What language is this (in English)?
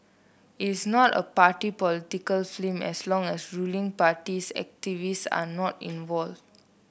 English